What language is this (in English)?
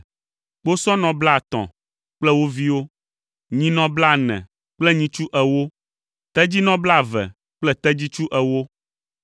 Ewe